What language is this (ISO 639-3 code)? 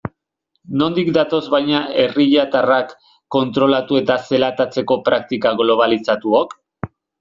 eus